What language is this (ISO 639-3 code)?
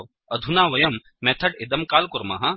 san